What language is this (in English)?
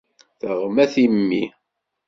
Kabyle